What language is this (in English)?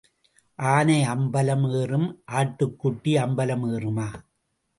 Tamil